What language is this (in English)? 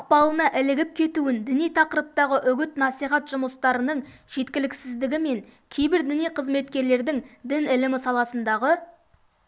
Kazakh